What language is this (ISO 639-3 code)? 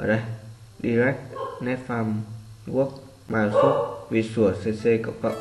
vie